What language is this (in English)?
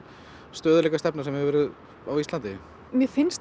Icelandic